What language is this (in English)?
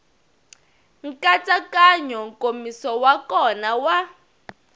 Tsonga